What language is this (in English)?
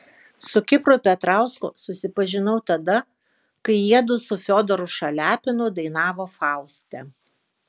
Lithuanian